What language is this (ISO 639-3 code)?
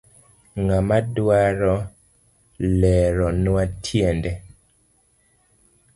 luo